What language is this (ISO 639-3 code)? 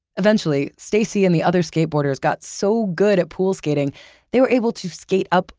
eng